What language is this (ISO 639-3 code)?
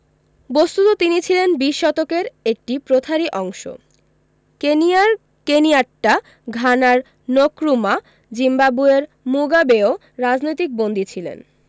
ben